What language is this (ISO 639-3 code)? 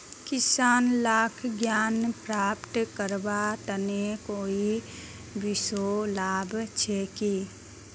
mag